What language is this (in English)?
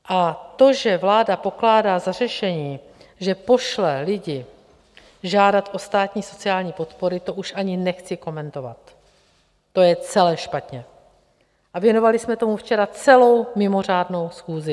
Czech